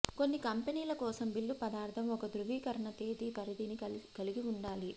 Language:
Telugu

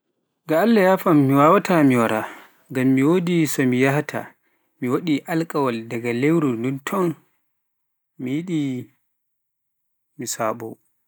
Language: Pular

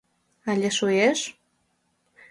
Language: Mari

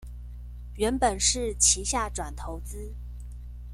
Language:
Chinese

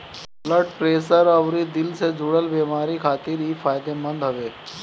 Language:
Bhojpuri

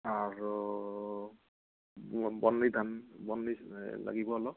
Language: Assamese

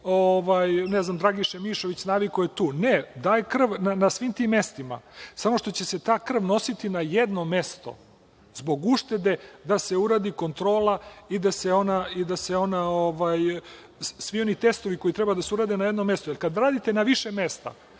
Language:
Serbian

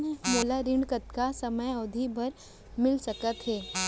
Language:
Chhattisgarhi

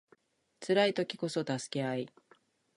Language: Japanese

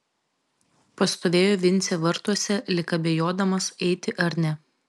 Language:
Lithuanian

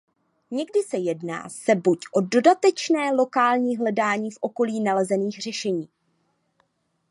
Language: Czech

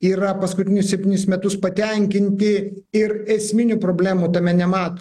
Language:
Lithuanian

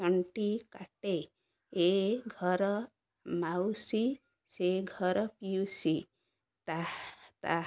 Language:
Odia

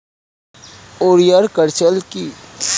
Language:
Bangla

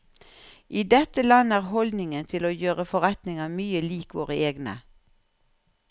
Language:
Norwegian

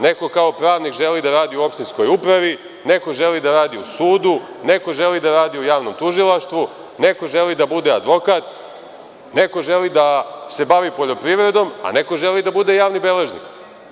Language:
Serbian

